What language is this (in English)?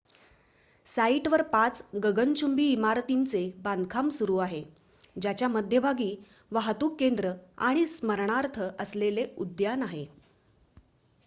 Marathi